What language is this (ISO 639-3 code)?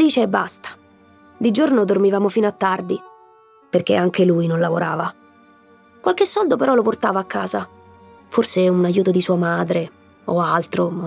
ita